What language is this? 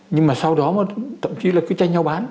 Vietnamese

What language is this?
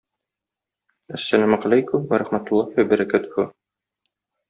Tatar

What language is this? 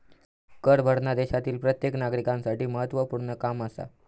Marathi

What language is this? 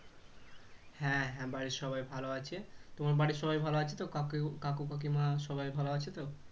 Bangla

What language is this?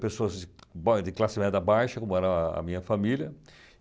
Portuguese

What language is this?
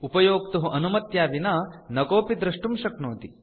Sanskrit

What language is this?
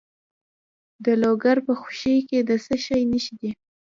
Pashto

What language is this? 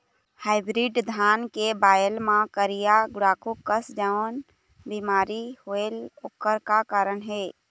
Chhattisgarhi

